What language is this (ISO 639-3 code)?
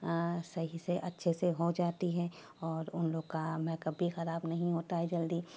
urd